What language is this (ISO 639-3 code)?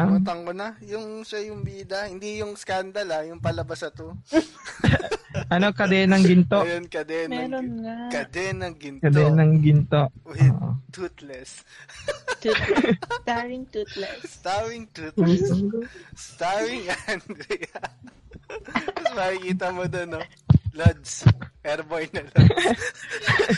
fil